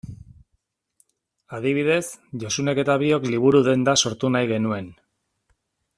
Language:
Basque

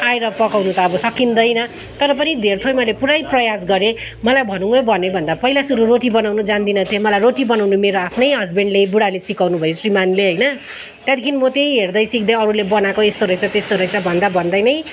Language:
Nepali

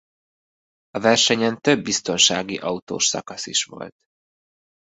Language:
Hungarian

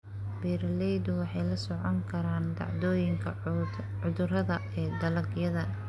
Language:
Somali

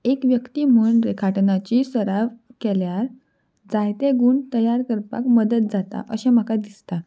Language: Konkani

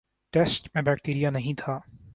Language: Urdu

